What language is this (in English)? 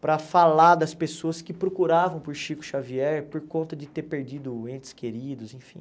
Portuguese